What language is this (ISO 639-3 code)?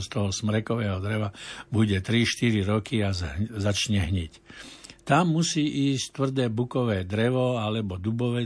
slk